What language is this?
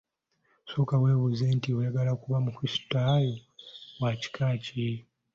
Ganda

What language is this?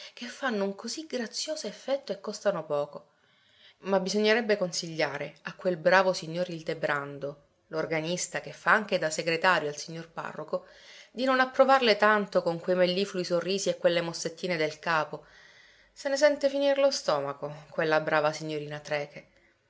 Italian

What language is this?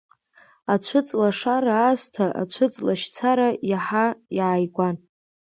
Abkhazian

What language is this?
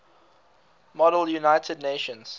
English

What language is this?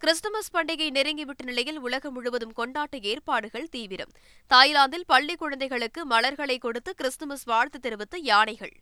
Tamil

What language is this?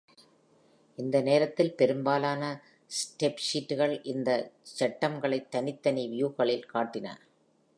Tamil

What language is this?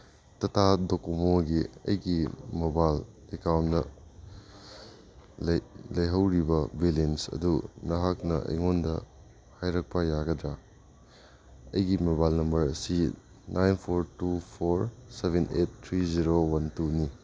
Manipuri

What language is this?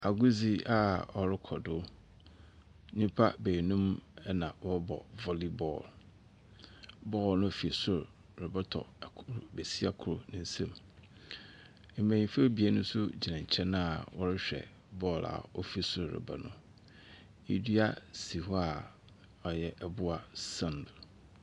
Akan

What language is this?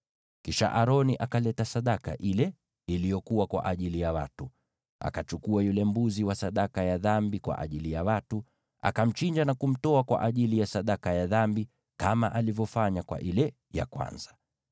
Swahili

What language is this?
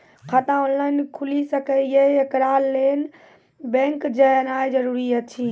Maithili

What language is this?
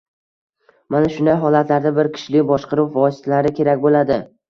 Uzbek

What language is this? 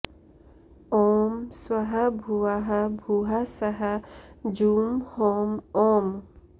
Sanskrit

